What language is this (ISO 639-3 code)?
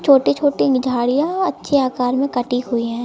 hin